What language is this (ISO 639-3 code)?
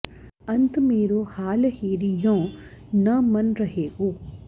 san